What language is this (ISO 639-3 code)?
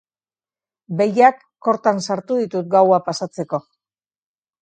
eus